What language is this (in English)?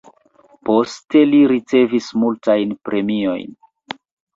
Esperanto